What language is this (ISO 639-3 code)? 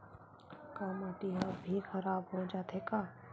hne